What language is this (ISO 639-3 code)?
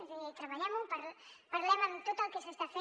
cat